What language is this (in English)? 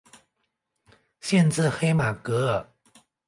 Chinese